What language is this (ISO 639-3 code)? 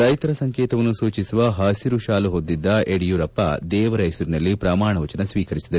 kan